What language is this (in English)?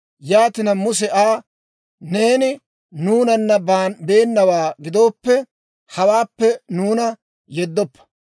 Dawro